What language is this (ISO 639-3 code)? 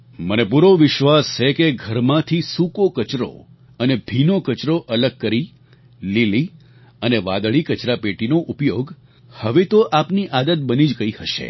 guj